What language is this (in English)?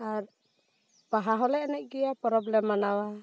Santali